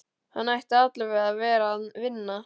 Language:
Icelandic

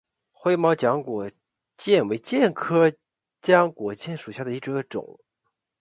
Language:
Chinese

